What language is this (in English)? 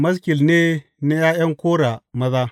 Hausa